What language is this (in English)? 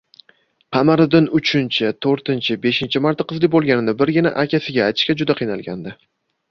Uzbek